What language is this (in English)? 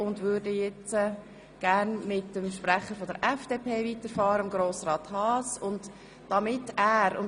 Swiss German